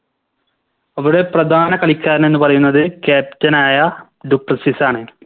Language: Malayalam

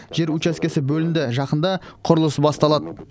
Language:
Kazakh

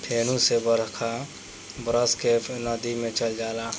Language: Bhojpuri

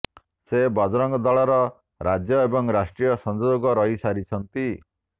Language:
Odia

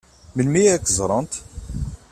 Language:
Kabyle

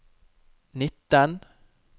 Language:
Norwegian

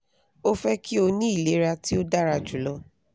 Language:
Yoruba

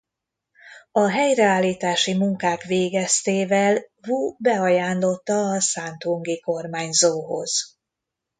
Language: Hungarian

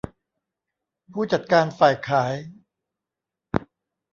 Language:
Thai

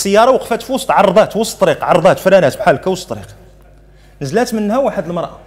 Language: Arabic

